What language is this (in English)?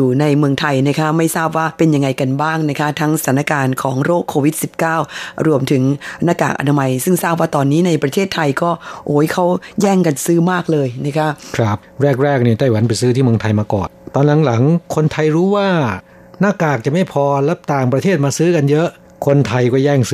Thai